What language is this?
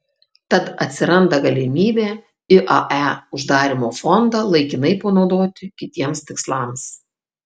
Lithuanian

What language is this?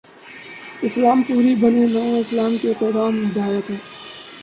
Urdu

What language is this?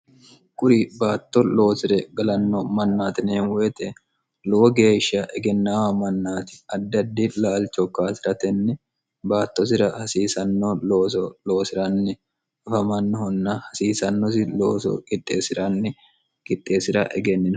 Sidamo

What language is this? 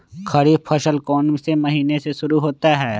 Magahi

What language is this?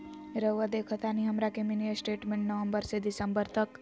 Magahi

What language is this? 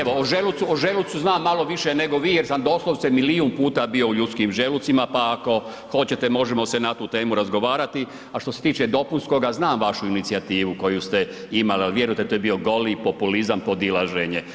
Croatian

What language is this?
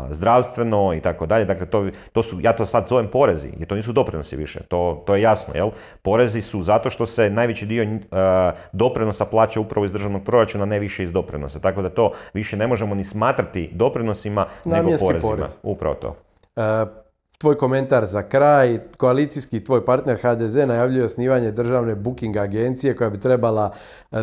Croatian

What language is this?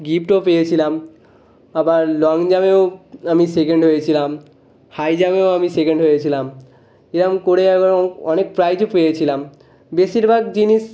Bangla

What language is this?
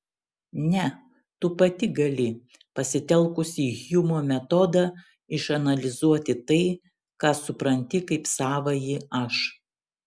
Lithuanian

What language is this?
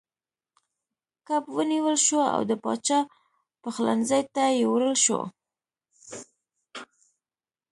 Pashto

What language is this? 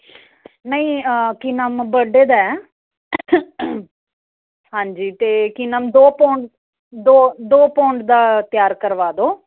Punjabi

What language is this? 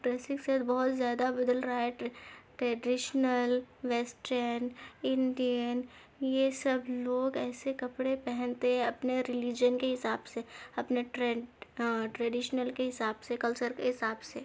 Urdu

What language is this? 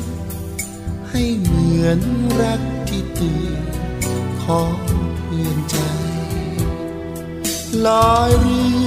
Thai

